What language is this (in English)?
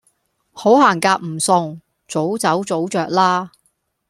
Cantonese